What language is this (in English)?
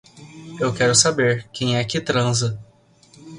Portuguese